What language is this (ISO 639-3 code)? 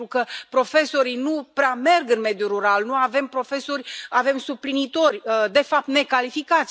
ron